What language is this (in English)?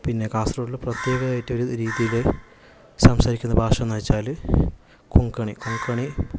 Malayalam